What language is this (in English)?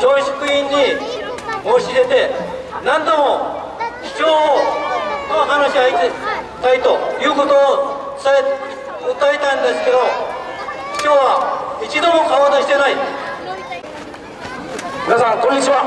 Japanese